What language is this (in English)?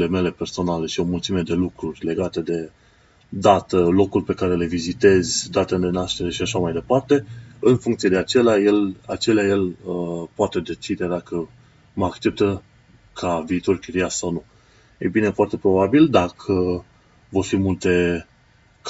Romanian